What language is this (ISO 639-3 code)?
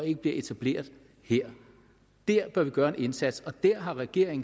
dan